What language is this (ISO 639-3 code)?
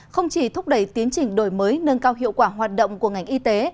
vie